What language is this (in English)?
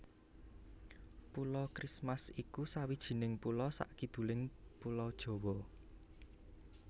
Javanese